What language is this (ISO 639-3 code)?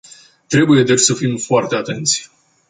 ron